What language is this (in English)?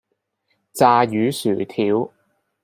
Cantonese